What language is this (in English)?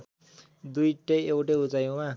Nepali